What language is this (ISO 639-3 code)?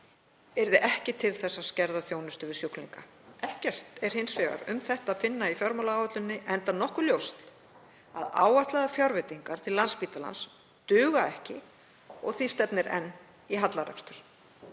isl